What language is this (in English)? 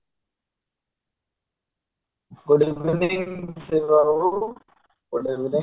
Odia